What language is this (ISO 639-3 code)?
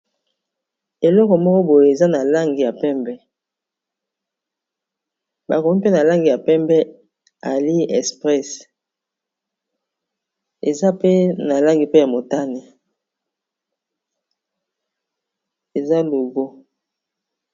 lin